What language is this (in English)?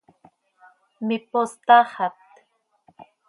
Seri